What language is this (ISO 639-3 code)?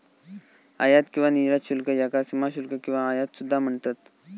mar